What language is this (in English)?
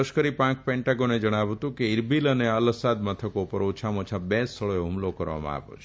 Gujarati